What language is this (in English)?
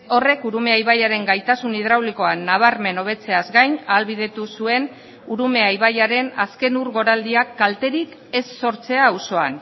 Basque